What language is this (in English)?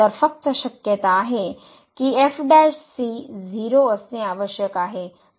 Marathi